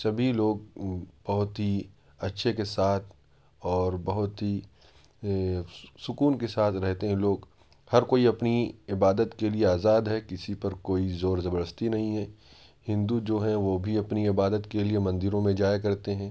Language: Urdu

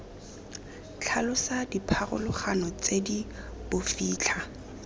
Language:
Tswana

